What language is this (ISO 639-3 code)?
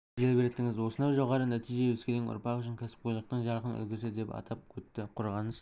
kaz